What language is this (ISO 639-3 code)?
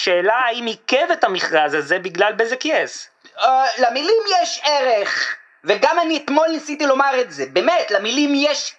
heb